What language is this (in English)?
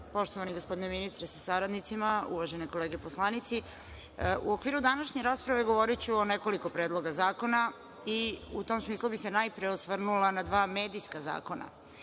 Serbian